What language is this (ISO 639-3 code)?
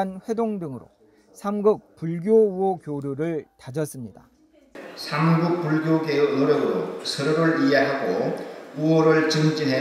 kor